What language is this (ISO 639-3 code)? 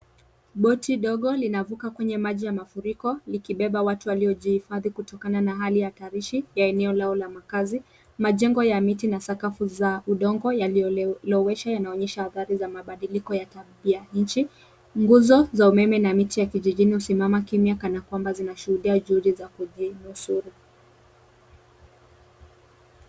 swa